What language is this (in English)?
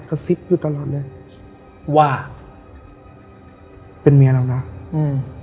Thai